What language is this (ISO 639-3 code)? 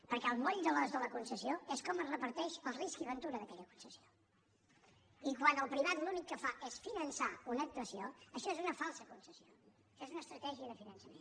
cat